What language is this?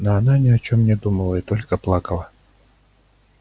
Russian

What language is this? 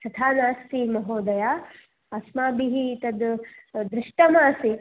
Sanskrit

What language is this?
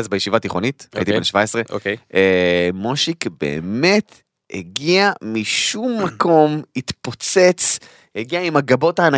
Hebrew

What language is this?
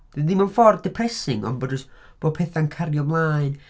Welsh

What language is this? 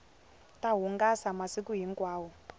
Tsonga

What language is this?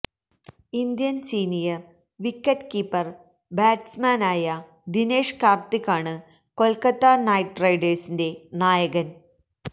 Malayalam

